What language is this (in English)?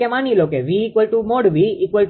Gujarati